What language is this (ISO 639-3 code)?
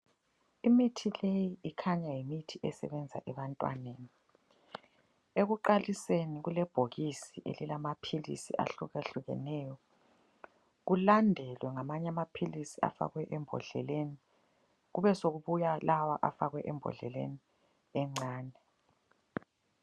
nde